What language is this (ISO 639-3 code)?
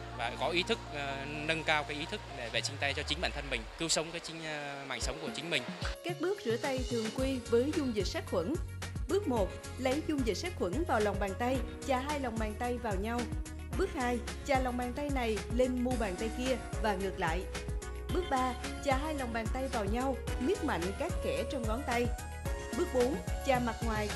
vie